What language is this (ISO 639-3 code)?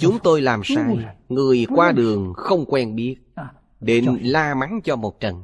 vie